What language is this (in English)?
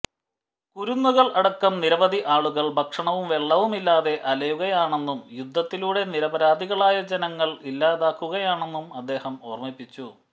Malayalam